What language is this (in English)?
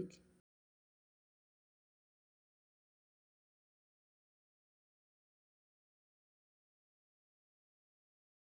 Masai